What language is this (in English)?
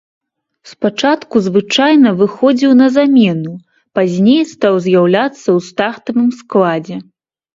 Belarusian